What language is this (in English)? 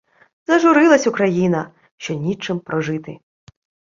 Ukrainian